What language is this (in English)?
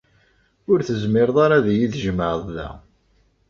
Kabyle